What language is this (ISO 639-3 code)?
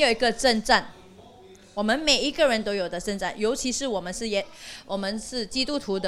zho